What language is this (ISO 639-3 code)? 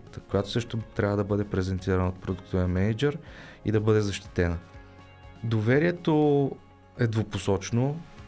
bul